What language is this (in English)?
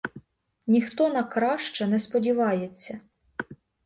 Ukrainian